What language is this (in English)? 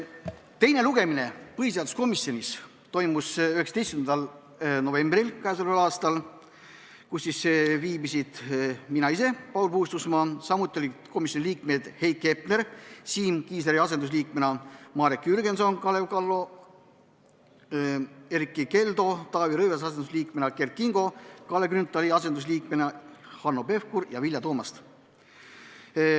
Estonian